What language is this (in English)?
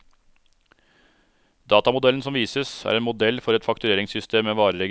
Norwegian